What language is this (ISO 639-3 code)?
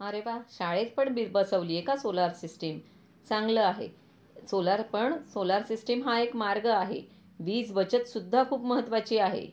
mar